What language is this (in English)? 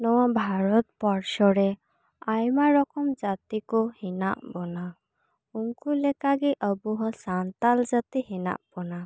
Santali